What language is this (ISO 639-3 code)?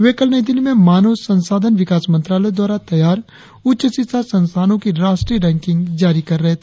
hin